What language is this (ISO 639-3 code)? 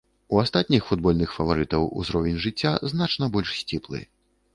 bel